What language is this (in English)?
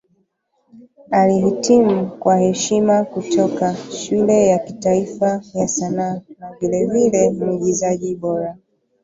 Swahili